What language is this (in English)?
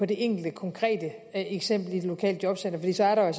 Danish